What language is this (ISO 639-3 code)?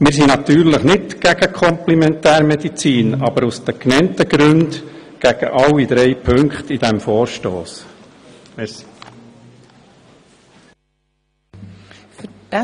gsw